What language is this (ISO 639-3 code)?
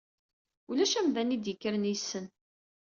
kab